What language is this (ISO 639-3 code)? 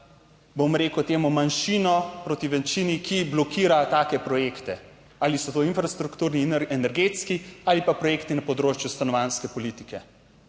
slv